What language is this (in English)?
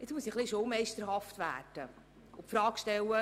Swiss German